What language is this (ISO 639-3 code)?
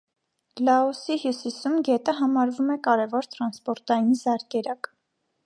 hye